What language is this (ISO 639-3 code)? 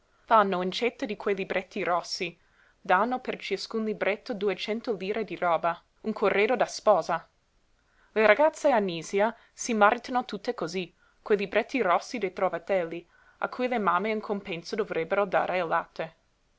ita